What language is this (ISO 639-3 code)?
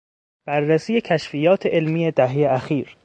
fas